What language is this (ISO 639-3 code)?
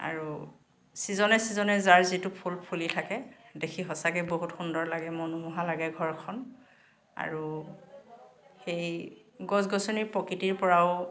asm